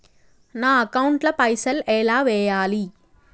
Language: Telugu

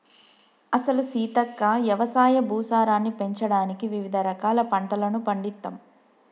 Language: Telugu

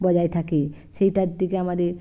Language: Bangla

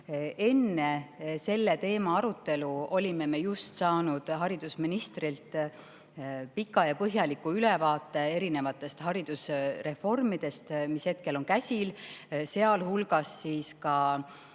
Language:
Estonian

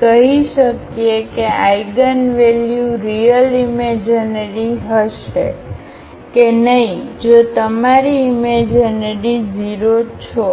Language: Gujarati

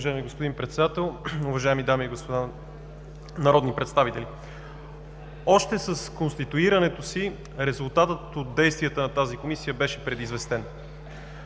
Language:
Bulgarian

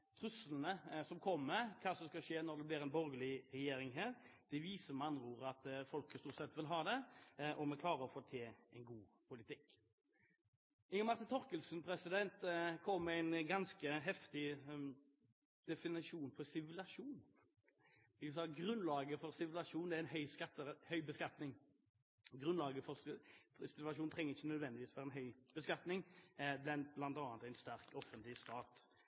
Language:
Norwegian Bokmål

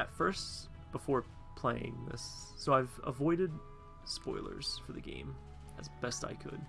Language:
English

